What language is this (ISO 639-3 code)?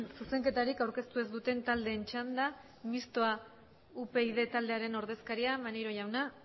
eus